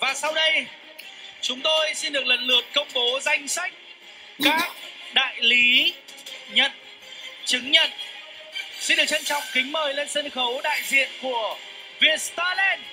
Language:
Vietnamese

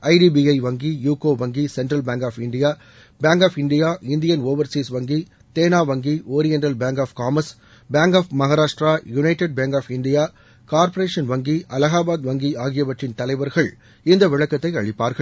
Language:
Tamil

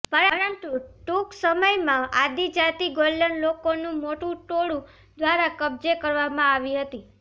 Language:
Gujarati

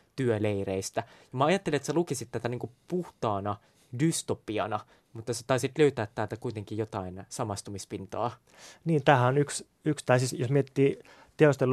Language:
Finnish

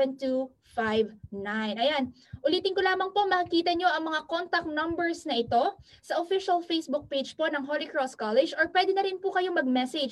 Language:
Filipino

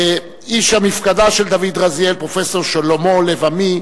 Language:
Hebrew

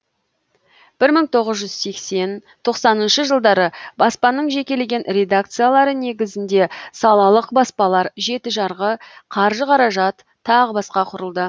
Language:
Kazakh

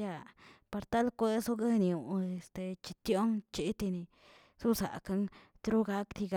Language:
Tilquiapan Zapotec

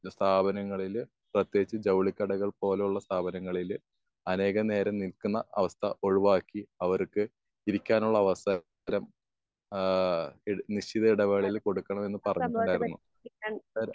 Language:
Malayalam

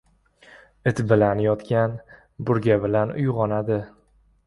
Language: Uzbek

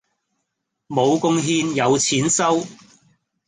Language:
Cantonese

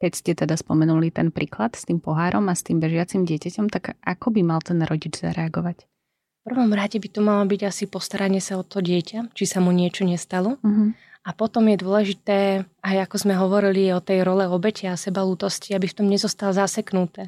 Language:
Slovak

